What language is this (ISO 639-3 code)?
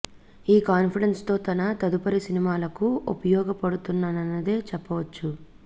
tel